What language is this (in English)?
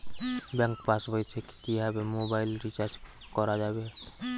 Bangla